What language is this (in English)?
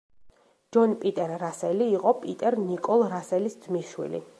Georgian